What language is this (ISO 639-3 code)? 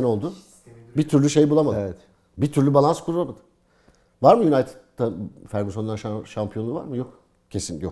tur